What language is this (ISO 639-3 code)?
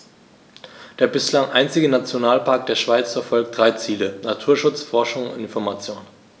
deu